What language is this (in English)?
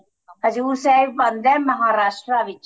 Punjabi